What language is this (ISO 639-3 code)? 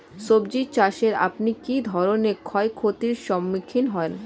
ben